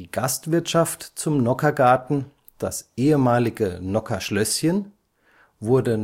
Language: German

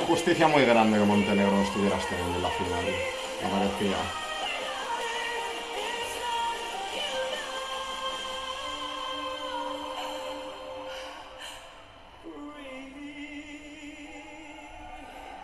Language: Spanish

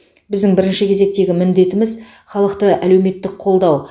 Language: Kazakh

